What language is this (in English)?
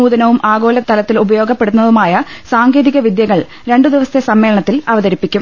Malayalam